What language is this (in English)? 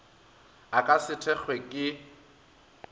Northern Sotho